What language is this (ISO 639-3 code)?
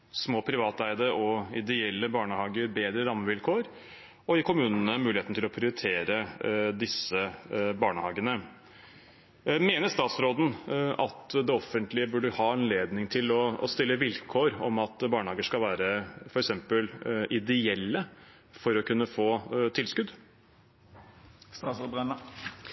nob